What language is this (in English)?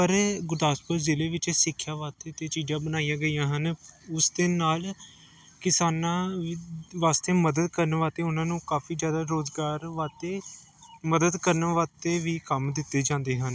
Punjabi